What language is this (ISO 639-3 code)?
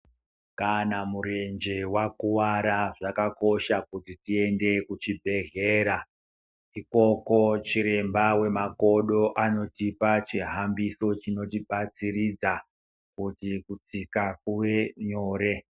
ndc